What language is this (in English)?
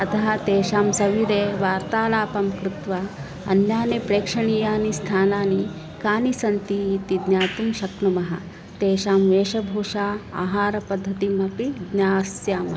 Sanskrit